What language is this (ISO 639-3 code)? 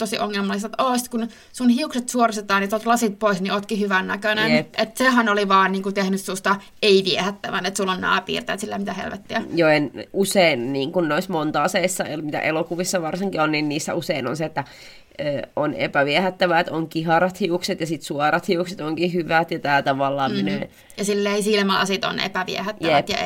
fin